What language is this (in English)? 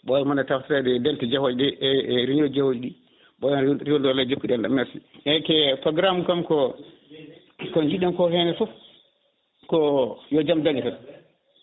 Fula